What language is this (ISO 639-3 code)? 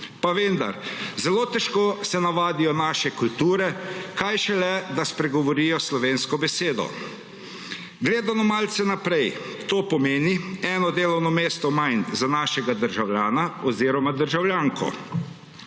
slv